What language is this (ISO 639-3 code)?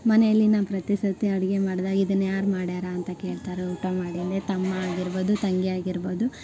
kan